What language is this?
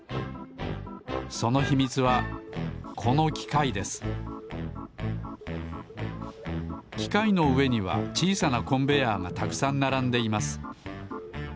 Japanese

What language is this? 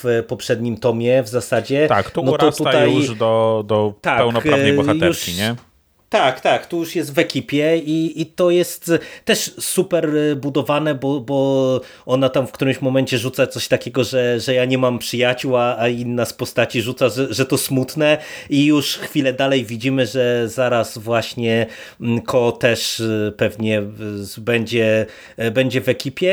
Polish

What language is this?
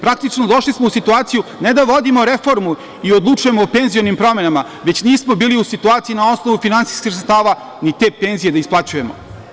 Serbian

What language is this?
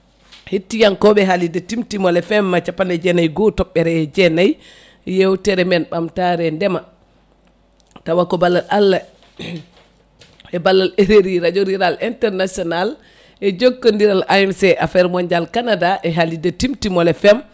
Fula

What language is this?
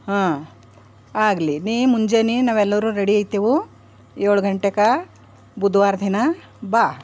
Kannada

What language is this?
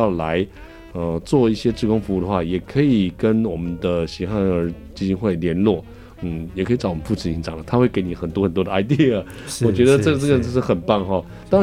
Chinese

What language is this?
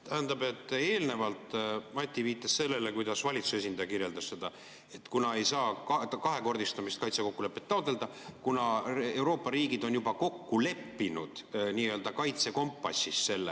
Estonian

